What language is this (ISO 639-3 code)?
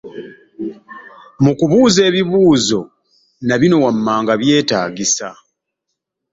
lug